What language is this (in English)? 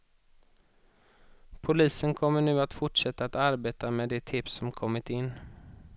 Swedish